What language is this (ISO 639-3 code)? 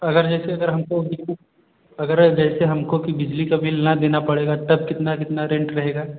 hin